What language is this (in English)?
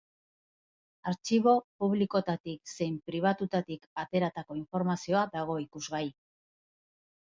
Basque